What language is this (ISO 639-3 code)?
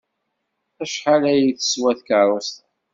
kab